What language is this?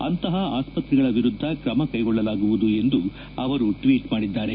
Kannada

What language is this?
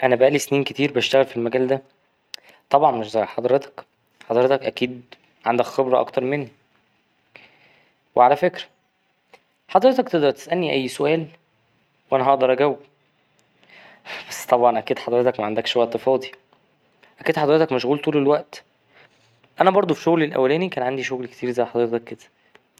Egyptian Arabic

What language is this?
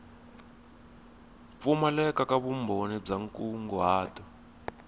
Tsonga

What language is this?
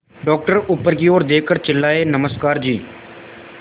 Hindi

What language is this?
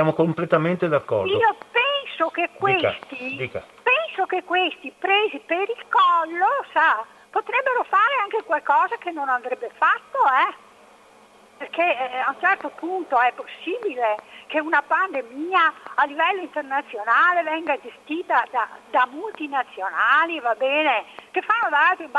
Italian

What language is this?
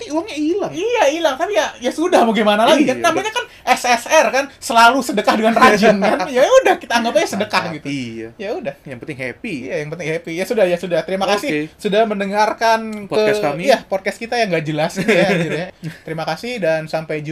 Indonesian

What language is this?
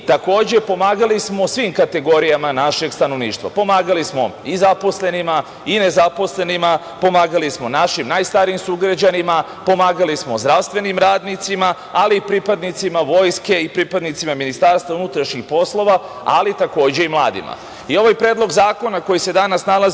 Serbian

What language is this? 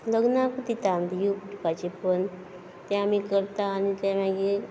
Konkani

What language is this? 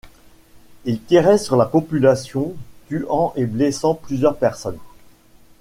French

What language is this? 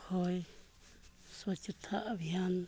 Santali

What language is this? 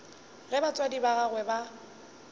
Northern Sotho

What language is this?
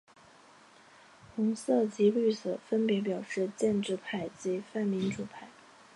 Chinese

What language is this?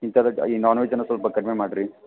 Kannada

